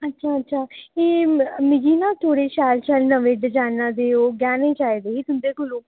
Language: Dogri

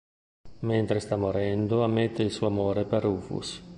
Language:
Italian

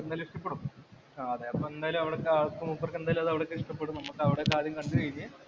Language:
Malayalam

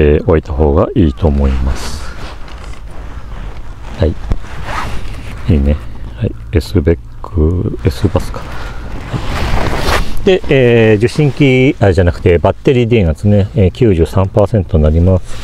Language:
Japanese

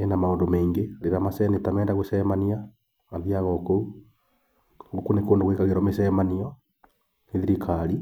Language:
Kikuyu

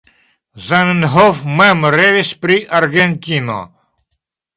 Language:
Esperanto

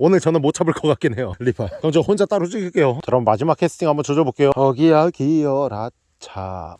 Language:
Korean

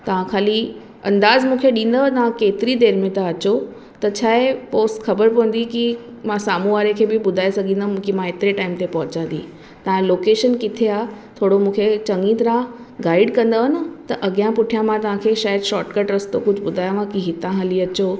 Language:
Sindhi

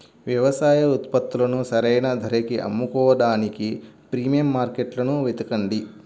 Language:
Telugu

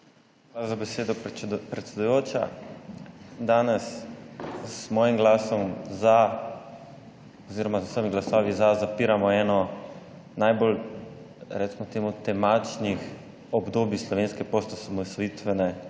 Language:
Slovenian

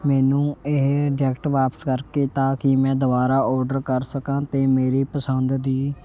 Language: Punjabi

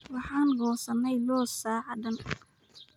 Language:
Somali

